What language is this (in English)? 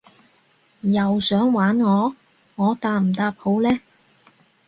Cantonese